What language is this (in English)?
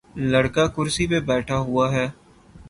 Urdu